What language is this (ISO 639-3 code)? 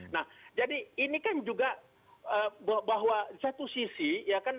ind